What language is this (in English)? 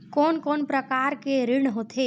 Chhattisgarhi